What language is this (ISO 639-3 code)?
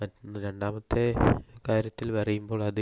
mal